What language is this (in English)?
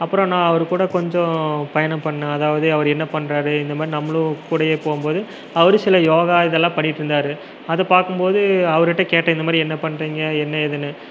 Tamil